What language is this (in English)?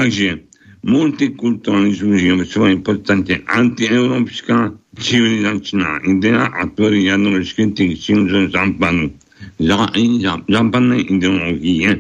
Slovak